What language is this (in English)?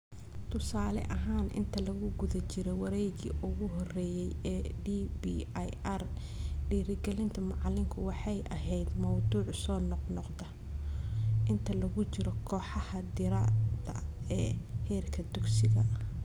Somali